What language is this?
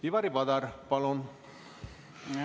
Estonian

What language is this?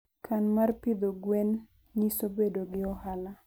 Luo (Kenya and Tanzania)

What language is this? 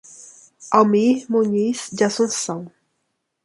Portuguese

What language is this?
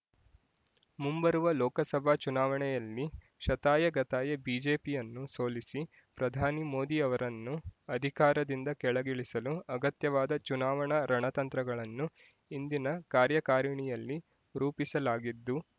Kannada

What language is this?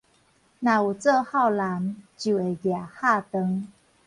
Min Nan Chinese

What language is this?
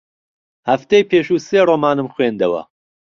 Central Kurdish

